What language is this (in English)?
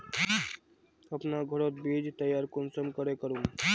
Magahi